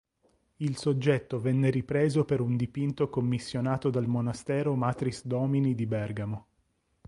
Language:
Italian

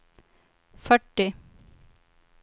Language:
Swedish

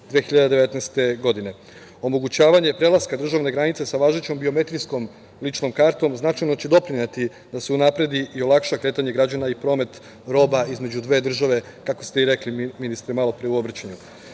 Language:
Serbian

